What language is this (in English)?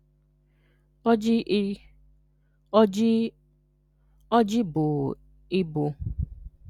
Igbo